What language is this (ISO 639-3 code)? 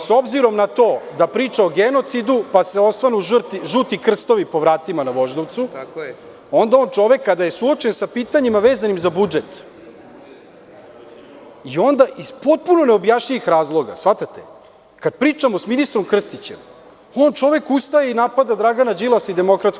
srp